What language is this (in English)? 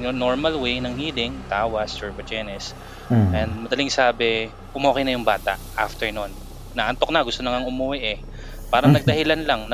Filipino